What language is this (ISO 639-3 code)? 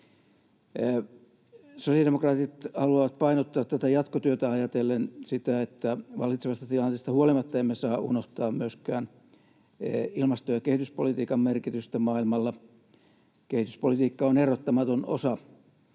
fin